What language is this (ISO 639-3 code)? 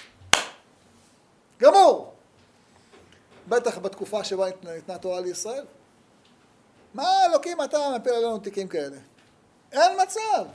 heb